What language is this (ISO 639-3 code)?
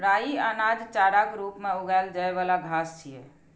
mai